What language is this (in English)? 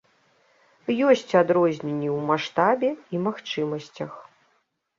Belarusian